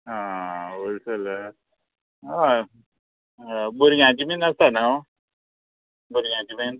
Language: Konkani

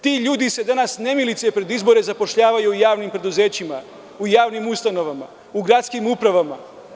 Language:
Serbian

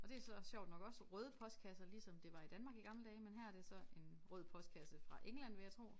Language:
Danish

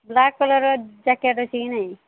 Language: Odia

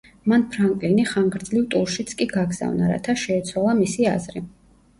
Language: Georgian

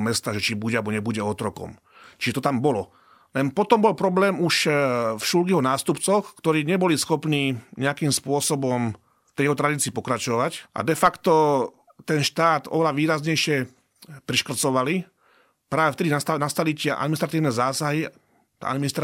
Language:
Slovak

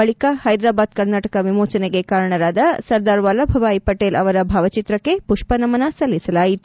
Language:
Kannada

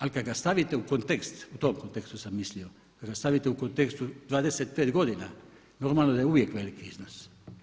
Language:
Croatian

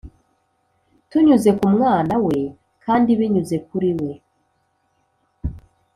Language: Kinyarwanda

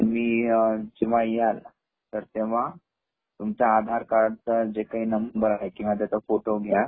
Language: Marathi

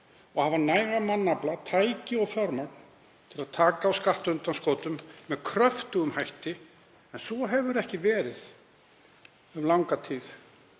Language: Icelandic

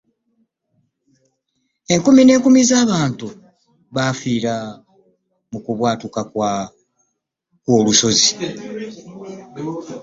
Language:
Ganda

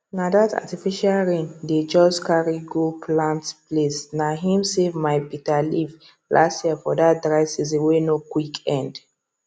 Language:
Nigerian Pidgin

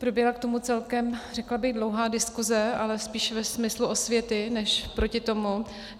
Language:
Czech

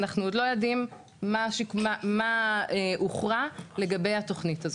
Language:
Hebrew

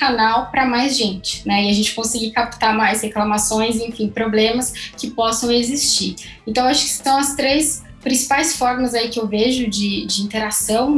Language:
Portuguese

